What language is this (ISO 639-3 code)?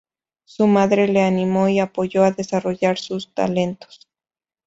spa